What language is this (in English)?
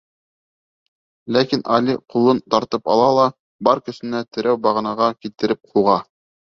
Bashkir